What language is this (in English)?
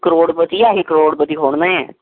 Punjabi